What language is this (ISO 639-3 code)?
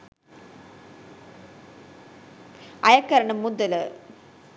sin